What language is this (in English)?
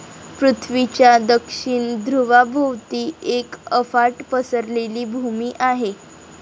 Marathi